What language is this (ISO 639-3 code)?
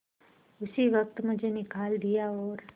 hin